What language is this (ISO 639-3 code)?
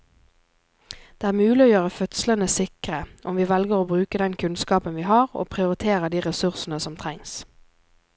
nor